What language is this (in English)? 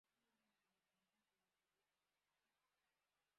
Kinyarwanda